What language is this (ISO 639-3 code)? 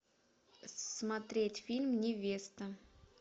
rus